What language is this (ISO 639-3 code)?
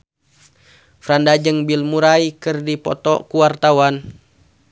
sun